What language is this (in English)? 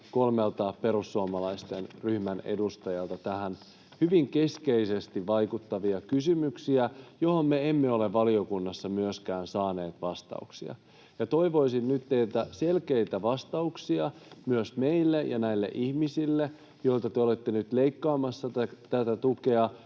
Finnish